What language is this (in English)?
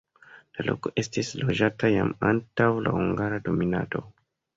Esperanto